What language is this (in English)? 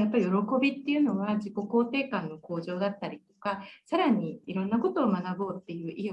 Japanese